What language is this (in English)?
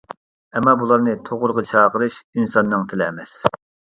Uyghur